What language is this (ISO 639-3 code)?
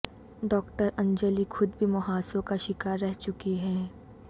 urd